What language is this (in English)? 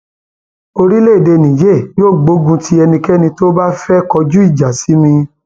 Yoruba